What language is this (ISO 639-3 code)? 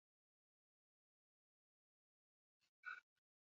eus